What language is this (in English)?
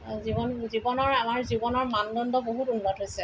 Assamese